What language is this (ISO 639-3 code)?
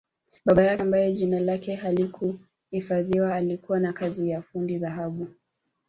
swa